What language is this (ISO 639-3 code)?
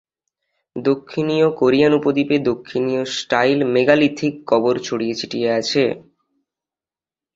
ben